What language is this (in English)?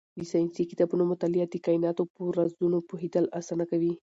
Pashto